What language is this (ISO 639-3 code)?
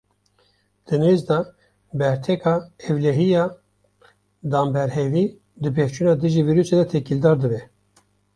kur